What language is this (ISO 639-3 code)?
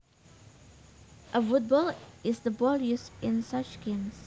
jav